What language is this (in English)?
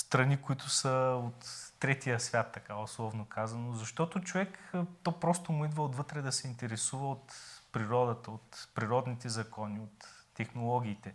Bulgarian